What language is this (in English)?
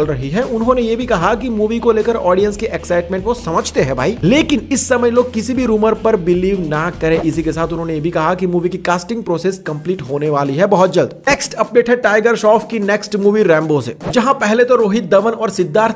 Hindi